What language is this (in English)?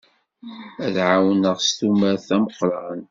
Kabyle